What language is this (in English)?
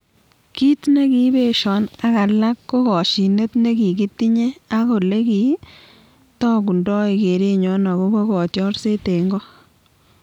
Kalenjin